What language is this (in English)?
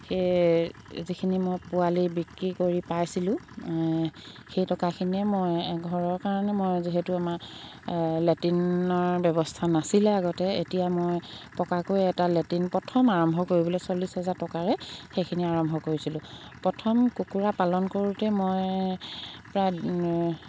Assamese